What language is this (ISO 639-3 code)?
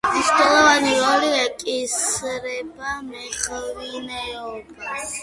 kat